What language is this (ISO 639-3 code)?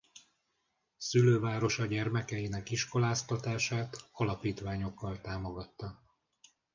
hun